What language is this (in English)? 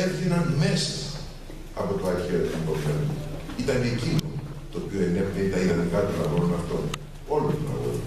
Greek